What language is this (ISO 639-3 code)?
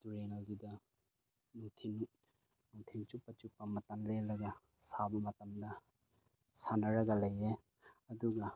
mni